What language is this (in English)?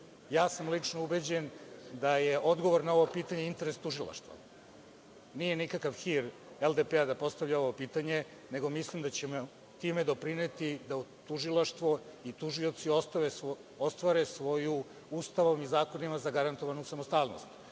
Serbian